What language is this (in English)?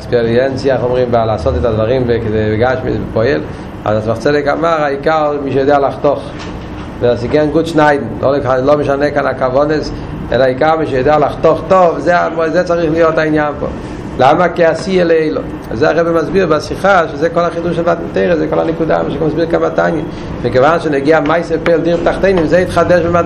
Hebrew